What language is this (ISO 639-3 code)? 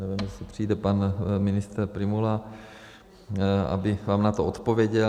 ces